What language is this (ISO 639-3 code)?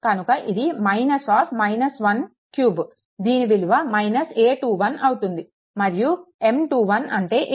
tel